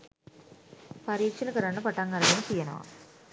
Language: Sinhala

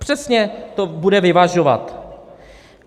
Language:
Czech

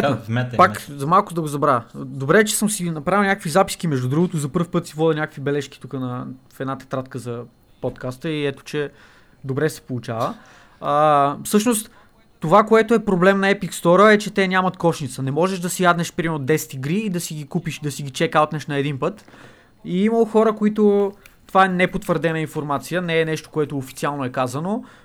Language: Bulgarian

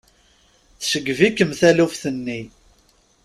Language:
Kabyle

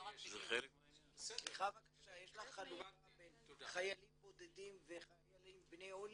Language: Hebrew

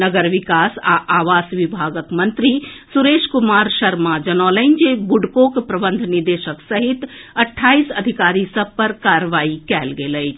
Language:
Maithili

